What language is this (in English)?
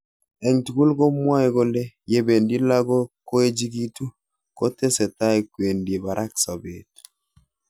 Kalenjin